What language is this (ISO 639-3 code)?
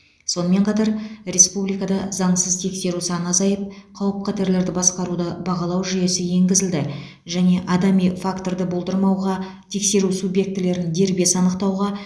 kaz